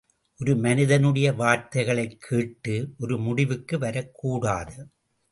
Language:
Tamil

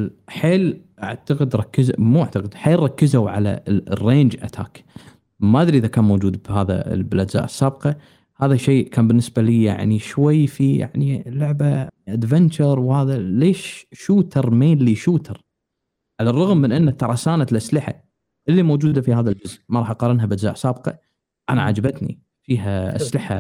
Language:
Arabic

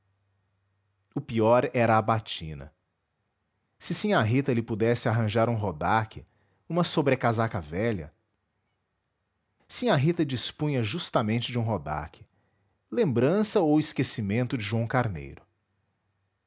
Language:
Portuguese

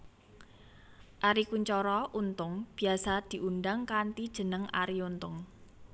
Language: Javanese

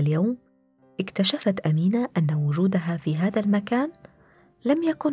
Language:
Arabic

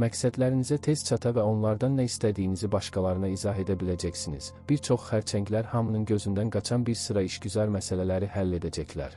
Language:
Turkish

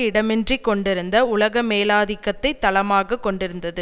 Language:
Tamil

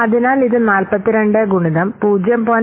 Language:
Malayalam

